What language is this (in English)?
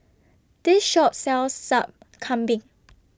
English